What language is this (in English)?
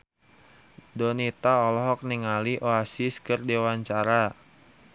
Sundanese